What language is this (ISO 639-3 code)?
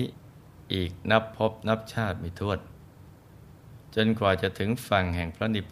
tha